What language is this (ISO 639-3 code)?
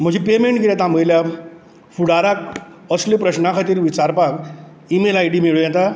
kok